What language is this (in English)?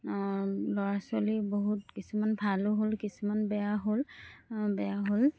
Assamese